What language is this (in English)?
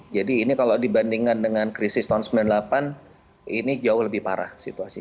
Indonesian